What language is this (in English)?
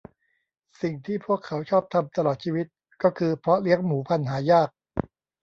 Thai